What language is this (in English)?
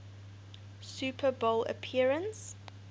English